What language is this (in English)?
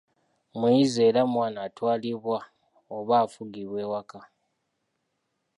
Ganda